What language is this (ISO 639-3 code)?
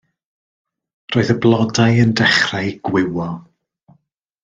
cym